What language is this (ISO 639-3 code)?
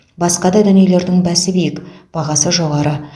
kaz